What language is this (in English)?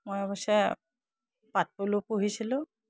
Assamese